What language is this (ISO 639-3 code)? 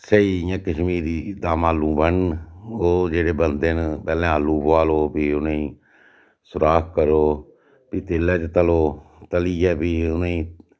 doi